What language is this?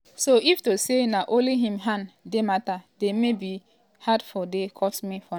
Nigerian Pidgin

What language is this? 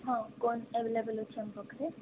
Odia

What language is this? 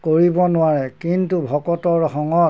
Assamese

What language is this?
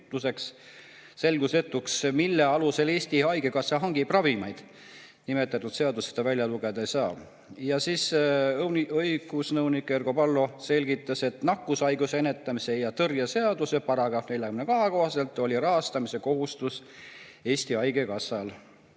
Estonian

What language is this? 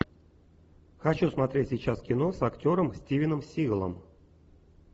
Russian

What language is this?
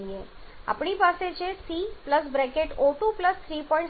Gujarati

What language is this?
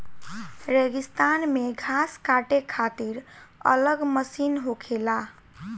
Bhojpuri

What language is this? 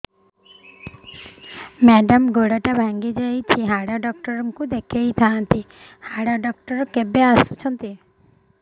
Odia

